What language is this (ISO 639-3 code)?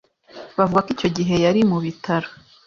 kin